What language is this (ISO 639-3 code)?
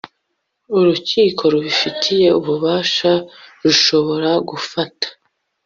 kin